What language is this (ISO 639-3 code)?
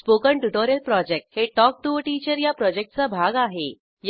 mar